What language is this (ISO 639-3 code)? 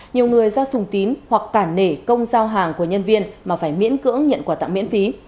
vie